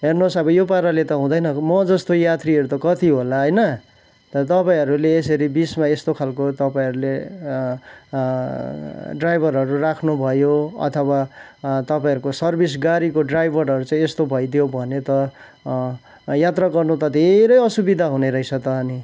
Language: Nepali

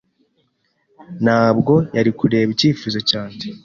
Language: Kinyarwanda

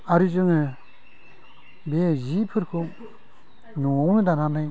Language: Bodo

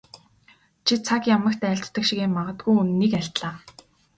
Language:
Mongolian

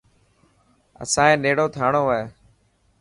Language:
Dhatki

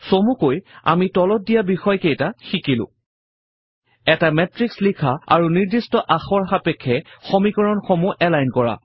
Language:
Assamese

